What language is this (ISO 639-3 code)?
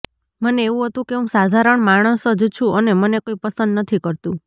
guj